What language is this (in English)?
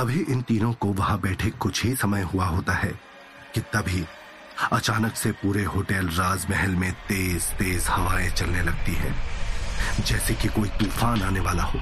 Hindi